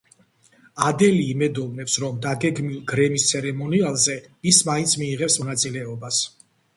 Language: Georgian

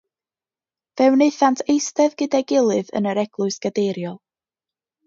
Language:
Welsh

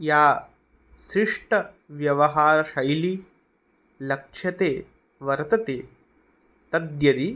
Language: Sanskrit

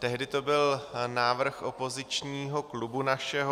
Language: Czech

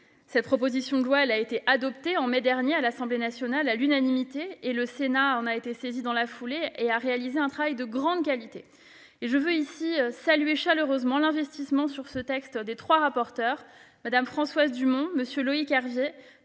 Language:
French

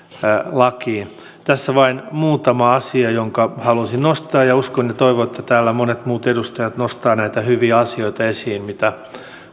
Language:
Finnish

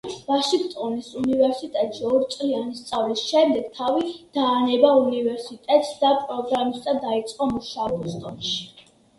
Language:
Georgian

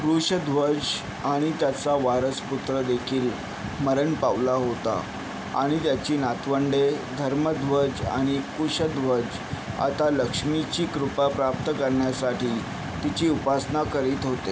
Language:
Marathi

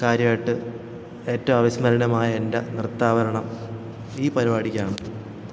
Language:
Malayalam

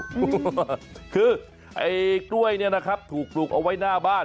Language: Thai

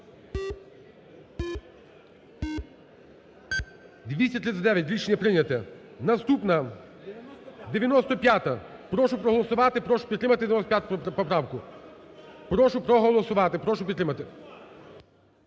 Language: Ukrainian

